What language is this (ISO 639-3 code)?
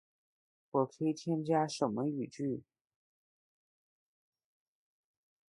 zho